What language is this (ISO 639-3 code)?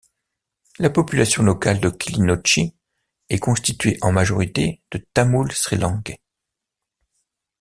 fra